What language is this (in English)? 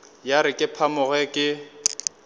Northern Sotho